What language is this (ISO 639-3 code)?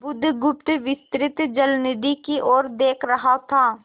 hin